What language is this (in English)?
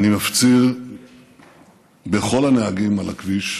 Hebrew